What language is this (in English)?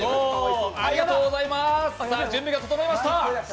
Japanese